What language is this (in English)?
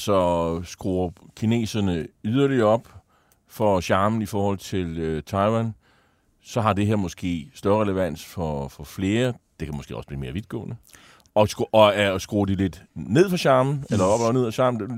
Danish